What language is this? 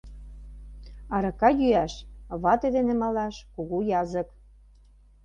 Mari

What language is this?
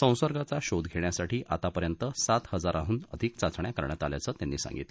Marathi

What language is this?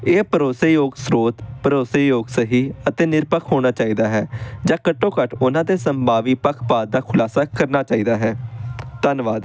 Punjabi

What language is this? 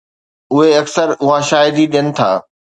Sindhi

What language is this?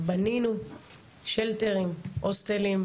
Hebrew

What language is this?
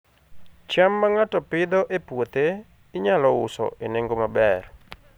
Luo (Kenya and Tanzania)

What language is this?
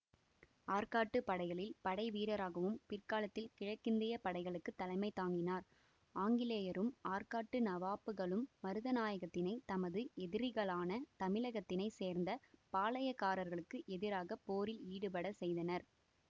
Tamil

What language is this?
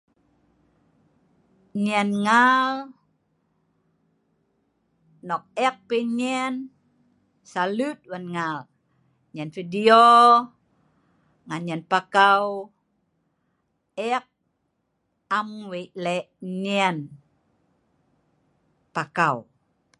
Sa'ban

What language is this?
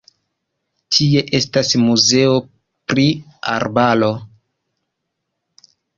Esperanto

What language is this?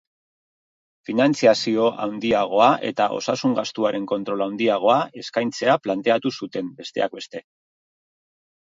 Basque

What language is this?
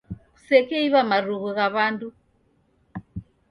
Taita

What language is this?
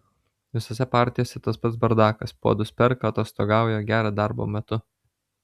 Lithuanian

